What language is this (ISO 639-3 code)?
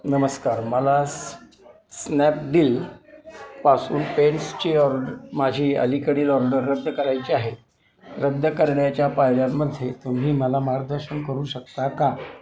mar